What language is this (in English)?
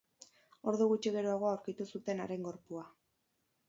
Basque